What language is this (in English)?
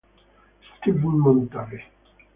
Italian